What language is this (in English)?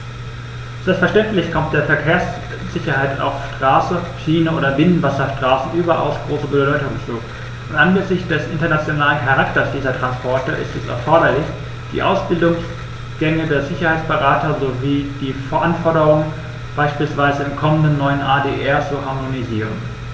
German